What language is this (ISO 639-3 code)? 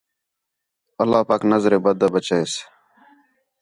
xhe